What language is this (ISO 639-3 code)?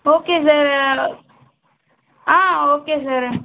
tam